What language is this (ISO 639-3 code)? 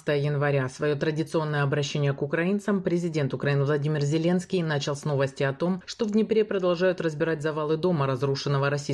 rus